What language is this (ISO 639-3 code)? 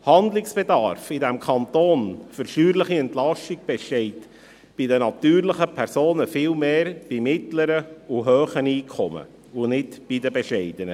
gsw